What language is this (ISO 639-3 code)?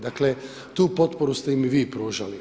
hrv